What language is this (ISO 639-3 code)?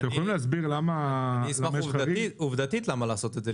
heb